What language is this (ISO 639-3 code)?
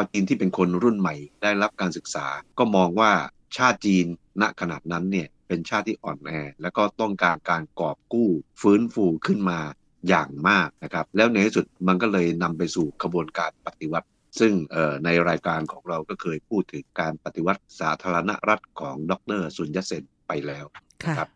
tha